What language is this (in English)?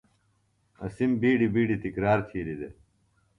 Phalura